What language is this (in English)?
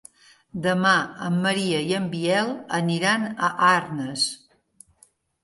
Catalan